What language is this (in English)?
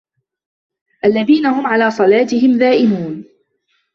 Arabic